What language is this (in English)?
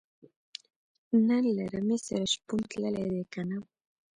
Pashto